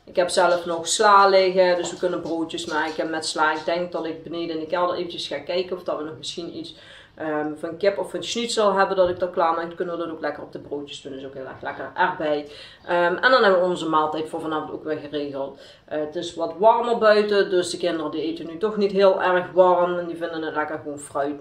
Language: Dutch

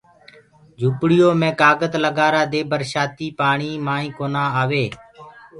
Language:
Gurgula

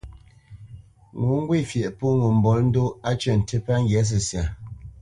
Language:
Bamenyam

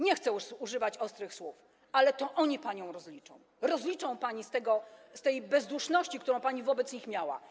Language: Polish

